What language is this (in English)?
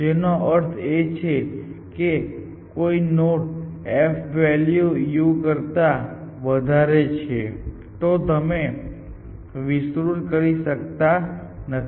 Gujarati